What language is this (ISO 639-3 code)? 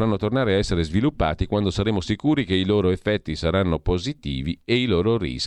ita